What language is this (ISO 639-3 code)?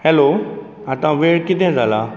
kok